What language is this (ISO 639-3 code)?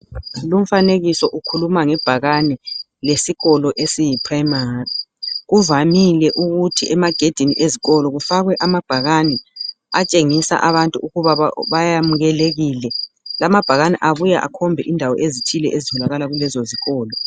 nde